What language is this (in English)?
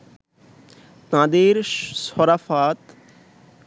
Bangla